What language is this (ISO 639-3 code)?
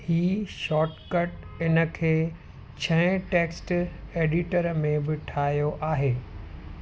snd